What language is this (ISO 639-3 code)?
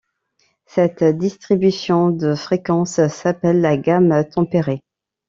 fra